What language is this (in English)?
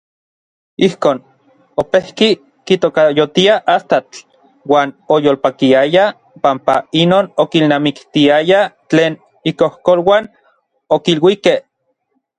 Orizaba Nahuatl